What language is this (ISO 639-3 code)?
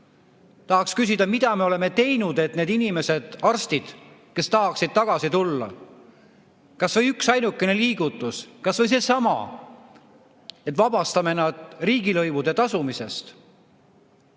est